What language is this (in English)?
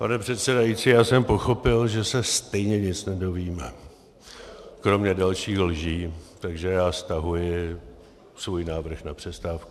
Czech